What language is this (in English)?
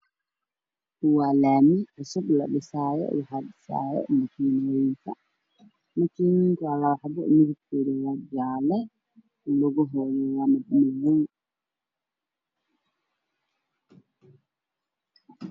Somali